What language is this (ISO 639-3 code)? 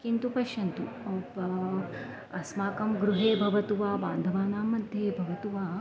san